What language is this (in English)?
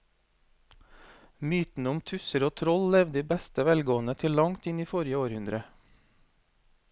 Norwegian